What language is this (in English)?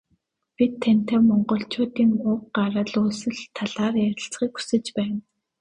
Mongolian